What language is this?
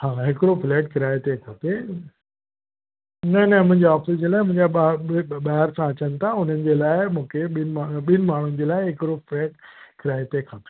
Sindhi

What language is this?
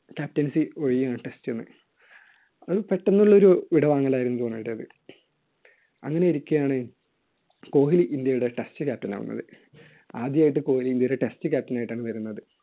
Malayalam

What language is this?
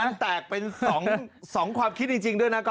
Thai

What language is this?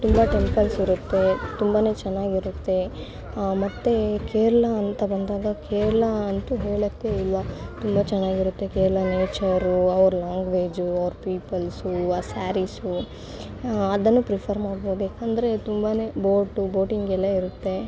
Kannada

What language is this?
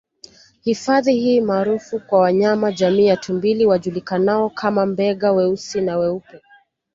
Swahili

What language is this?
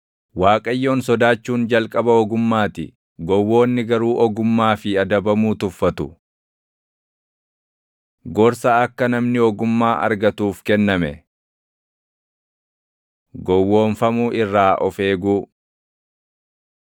Oromo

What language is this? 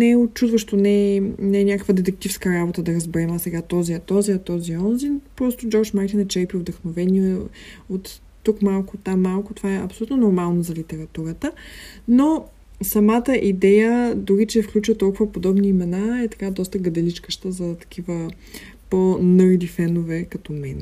Bulgarian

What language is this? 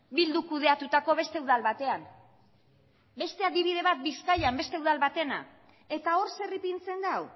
Basque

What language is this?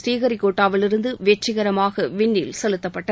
Tamil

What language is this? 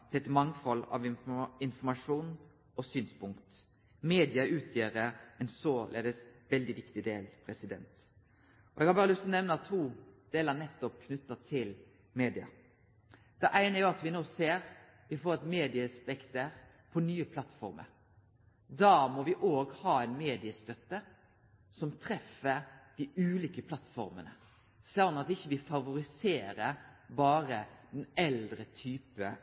Norwegian Nynorsk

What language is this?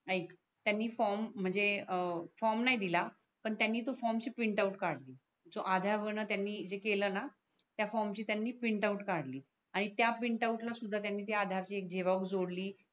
Marathi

